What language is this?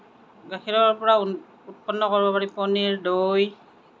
Assamese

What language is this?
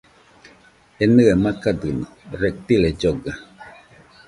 Nüpode Huitoto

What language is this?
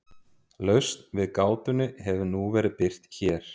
Icelandic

